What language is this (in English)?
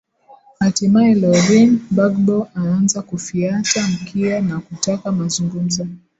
Swahili